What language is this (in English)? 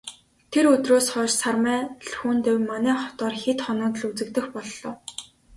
Mongolian